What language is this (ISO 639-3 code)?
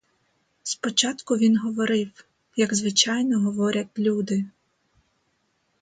ukr